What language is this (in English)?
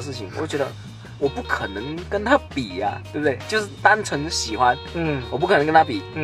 Chinese